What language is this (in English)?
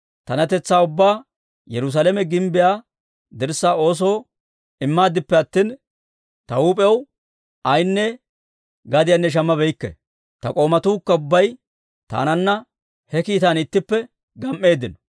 Dawro